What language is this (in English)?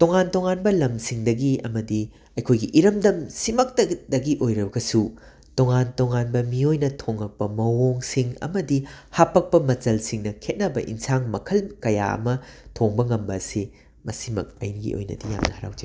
Manipuri